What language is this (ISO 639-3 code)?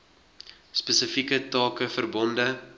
afr